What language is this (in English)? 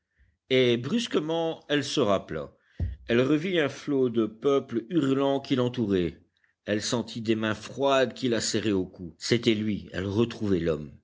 French